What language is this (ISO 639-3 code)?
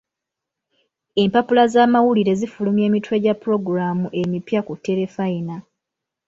lug